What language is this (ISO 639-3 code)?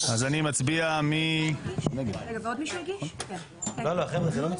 heb